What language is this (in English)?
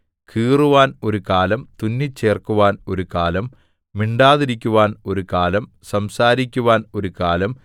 Malayalam